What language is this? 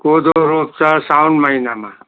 Nepali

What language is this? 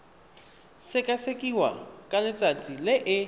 Tswana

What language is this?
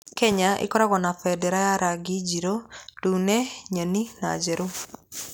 Kikuyu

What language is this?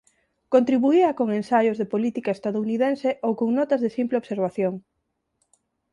Galician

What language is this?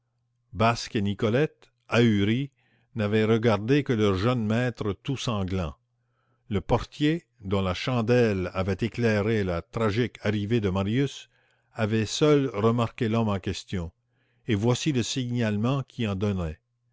French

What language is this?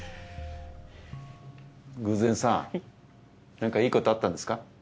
Japanese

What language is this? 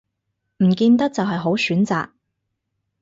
Cantonese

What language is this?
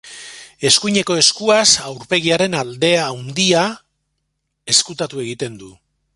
Basque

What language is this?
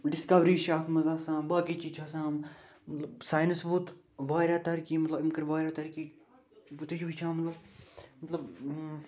Kashmiri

